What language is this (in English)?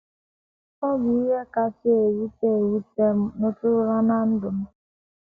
Igbo